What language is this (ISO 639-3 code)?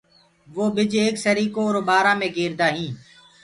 ggg